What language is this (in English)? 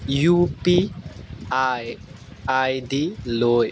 Assamese